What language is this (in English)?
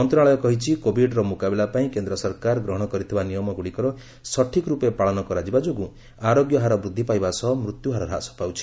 Odia